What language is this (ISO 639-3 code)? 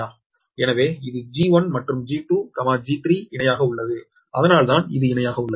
tam